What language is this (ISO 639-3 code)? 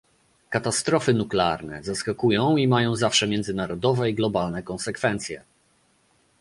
pol